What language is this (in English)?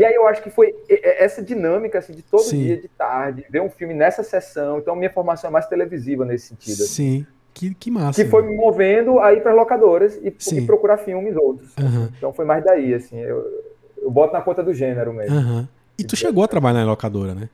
Portuguese